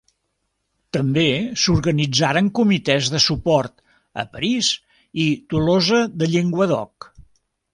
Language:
Catalan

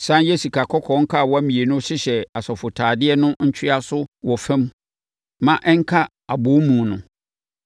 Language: Akan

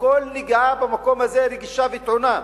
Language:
Hebrew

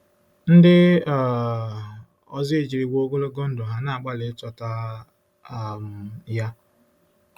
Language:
Igbo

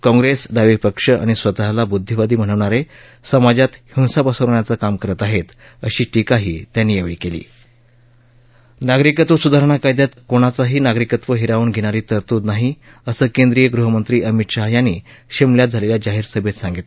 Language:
Marathi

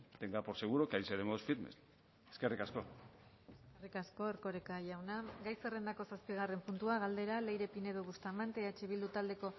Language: Basque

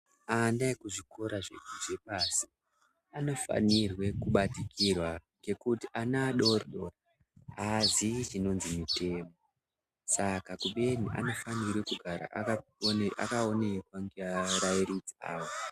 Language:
Ndau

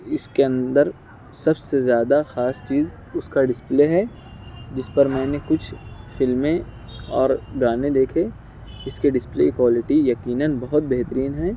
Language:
Urdu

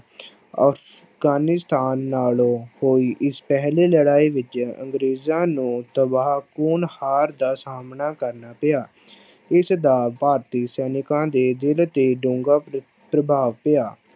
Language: Punjabi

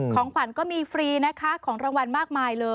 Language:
Thai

